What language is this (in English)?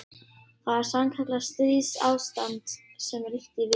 Icelandic